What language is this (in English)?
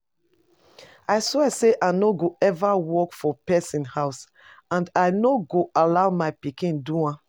Nigerian Pidgin